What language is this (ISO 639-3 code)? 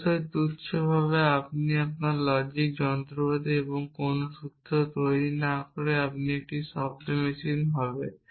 ben